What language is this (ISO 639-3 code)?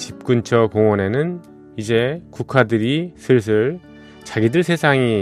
kor